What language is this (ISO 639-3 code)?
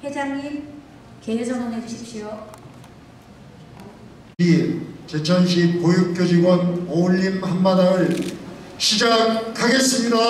kor